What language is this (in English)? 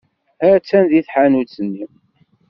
Kabyle